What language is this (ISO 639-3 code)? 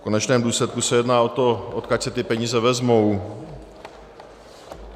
ces